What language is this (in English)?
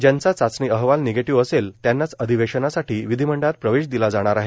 Marathi